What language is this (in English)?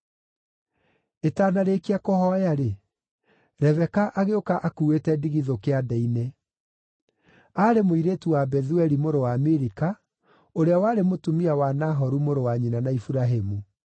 Kikuyu